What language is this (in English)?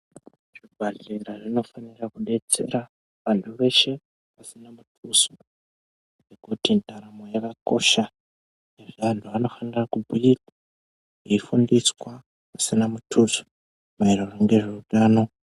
Ndau